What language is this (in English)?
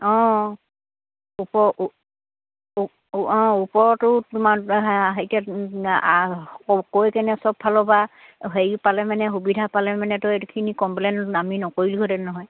Assamese